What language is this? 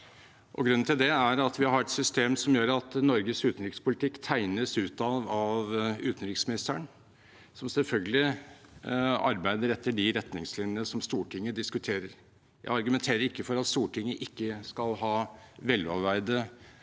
Norwegian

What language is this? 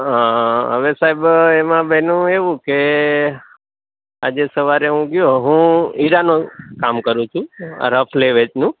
Gujarati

